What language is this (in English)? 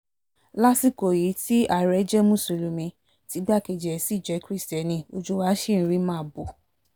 Yoruba